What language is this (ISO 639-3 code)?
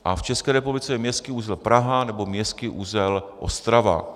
ces